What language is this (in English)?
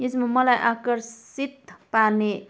Nepali